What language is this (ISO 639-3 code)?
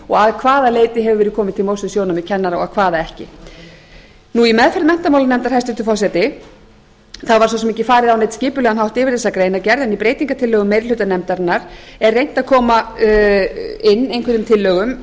isl